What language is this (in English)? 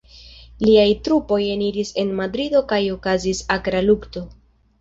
Esperanto